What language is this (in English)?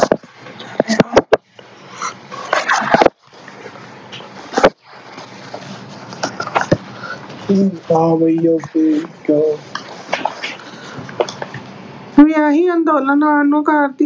Punjabi